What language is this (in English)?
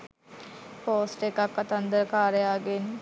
Sinhala